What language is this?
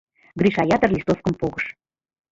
Mari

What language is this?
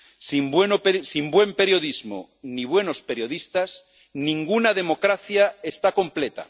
Spanish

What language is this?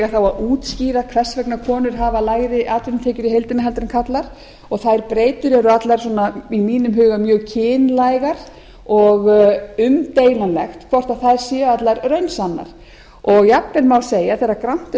Icelandic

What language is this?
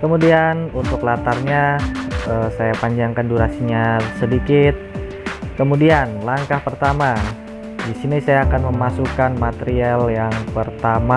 Indonesian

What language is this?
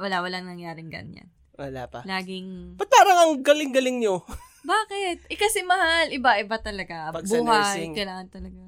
Filipino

